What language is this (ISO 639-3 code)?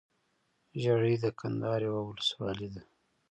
pus